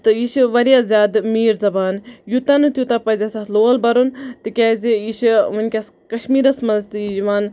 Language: Kashmiri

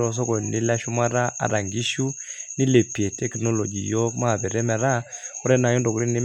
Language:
Masai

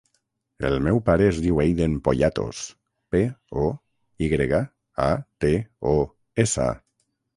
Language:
Catalan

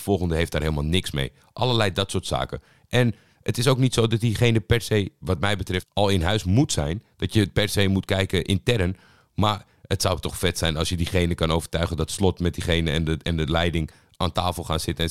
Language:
Dutch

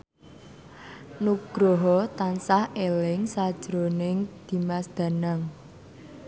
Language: Javanese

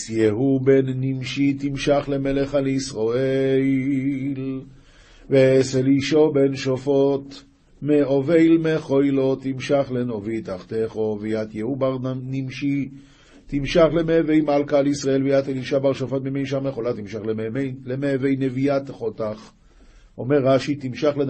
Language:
Hebrew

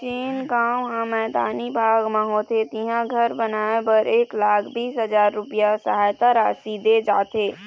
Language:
Chhattisgarhi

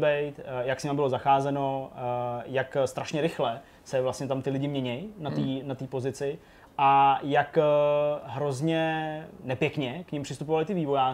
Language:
Czech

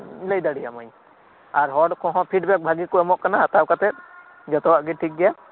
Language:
Santali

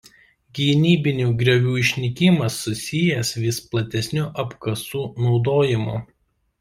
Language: Lithuanian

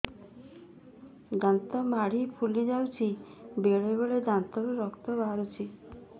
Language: Odia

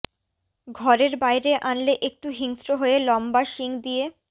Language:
Bangla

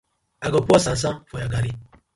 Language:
Nigerian Pidgin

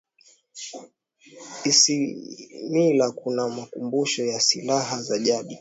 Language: Swahili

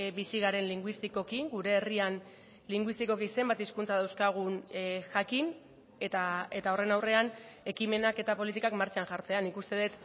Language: Basque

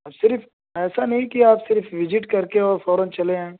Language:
Urdu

